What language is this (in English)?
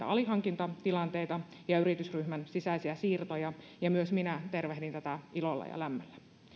Finnish